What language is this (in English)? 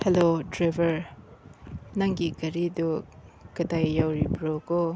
Manipuri